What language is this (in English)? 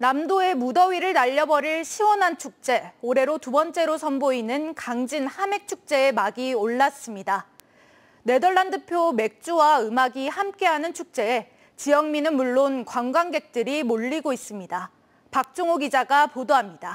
Korean